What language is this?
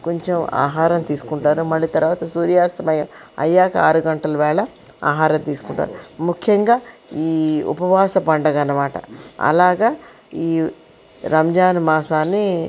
Telugu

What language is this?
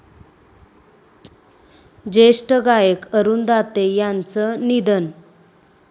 Marathi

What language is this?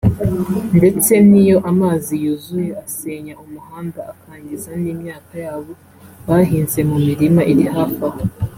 Kinyarwanda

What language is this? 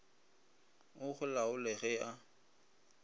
Northern Sotho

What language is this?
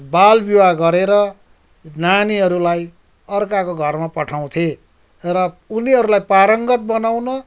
Nepali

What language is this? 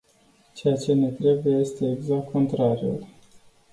Romanian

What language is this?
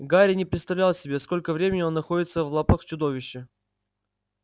Russian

